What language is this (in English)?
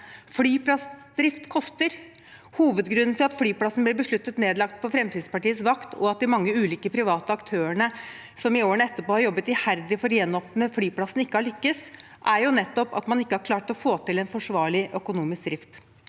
Norwegian